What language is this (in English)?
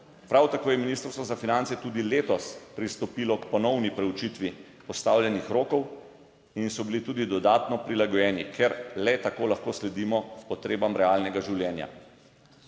Slovenian